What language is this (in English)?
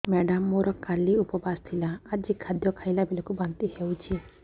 Odia